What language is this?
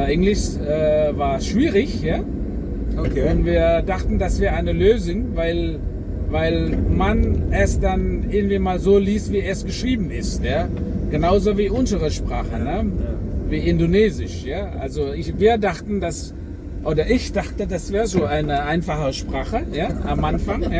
German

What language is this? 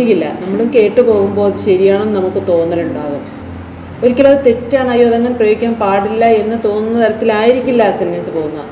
Malayalam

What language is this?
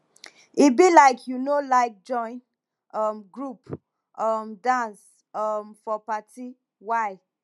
Nigerian Pidgin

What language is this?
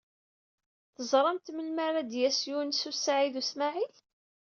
Kabyle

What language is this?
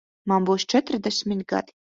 Latvian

